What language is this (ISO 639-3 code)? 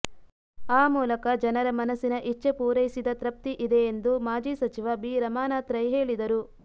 kan